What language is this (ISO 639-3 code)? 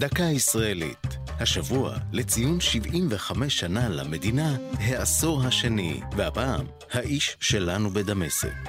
heb